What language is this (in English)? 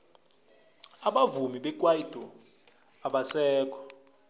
South Ndebele